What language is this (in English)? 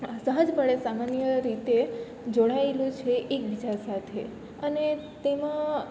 Gujarati